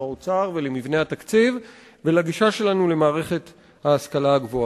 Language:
Hebrew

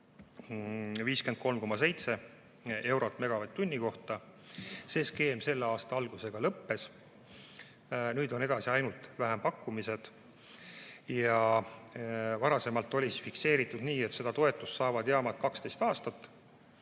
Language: Estonian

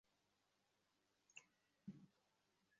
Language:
Bangla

